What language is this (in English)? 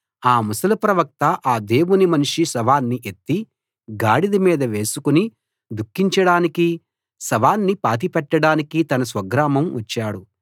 Telugu